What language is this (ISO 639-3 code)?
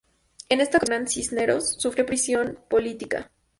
spa